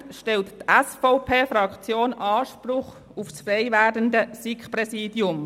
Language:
Swiss German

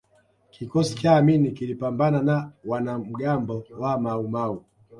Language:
Swahili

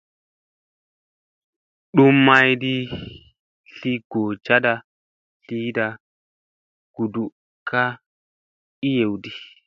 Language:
Musey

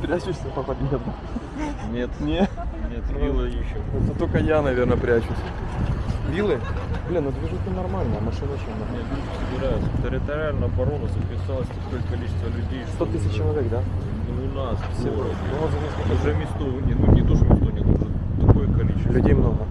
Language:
Russian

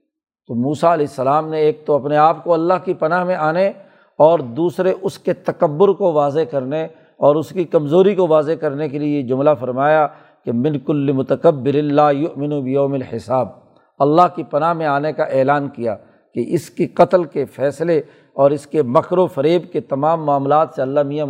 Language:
Urdu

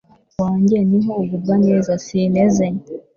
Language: Kinyarwanda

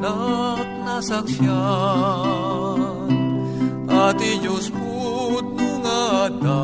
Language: Filipino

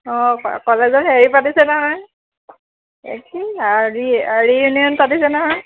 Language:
Assamese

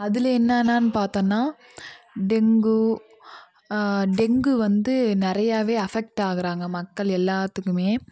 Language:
Tamil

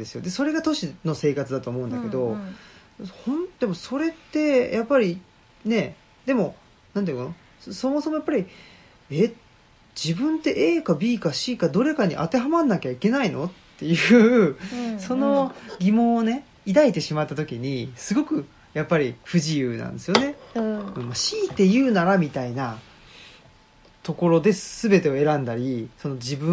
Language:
Japanese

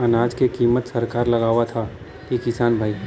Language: Bhojpuri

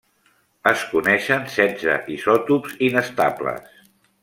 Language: Catalan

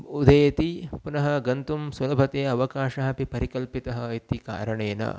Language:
Sanskrit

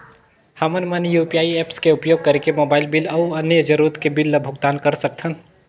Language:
Chhattisgarhi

